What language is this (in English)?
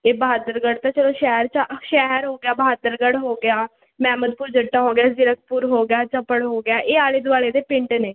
Punjabi